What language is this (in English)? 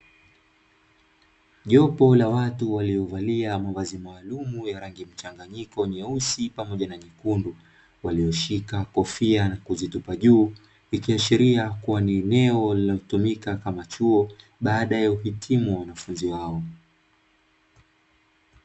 Swahili